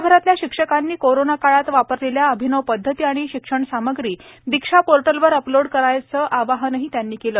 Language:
Marathi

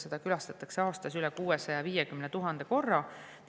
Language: Estonian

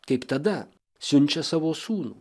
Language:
Lithuanian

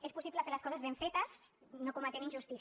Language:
Catalan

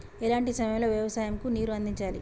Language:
Telugu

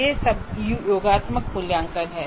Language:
Hindi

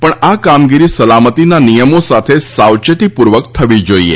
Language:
Gujarati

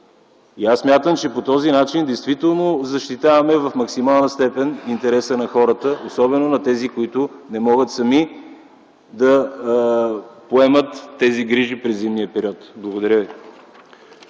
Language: Bulgarian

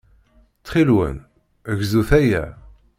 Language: Kabyle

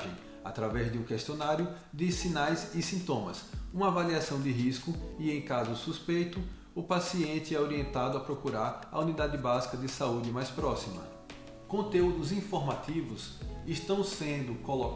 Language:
Portuguese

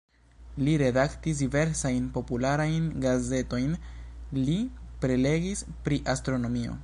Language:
Esperanto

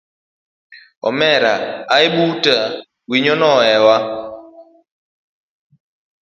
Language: Luo (Kenya and Tanzania)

